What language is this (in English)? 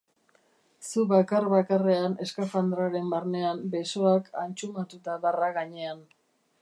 Basque